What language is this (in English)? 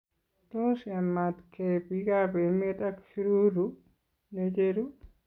Kalenjin